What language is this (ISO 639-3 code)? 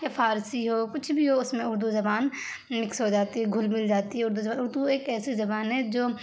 urd